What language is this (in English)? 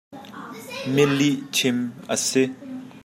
Hakha Chin